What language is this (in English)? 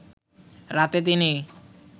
Bangla